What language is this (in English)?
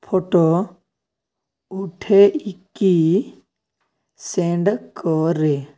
Odia